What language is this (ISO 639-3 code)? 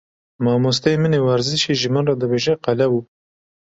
kur